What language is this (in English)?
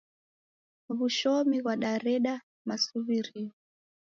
Taita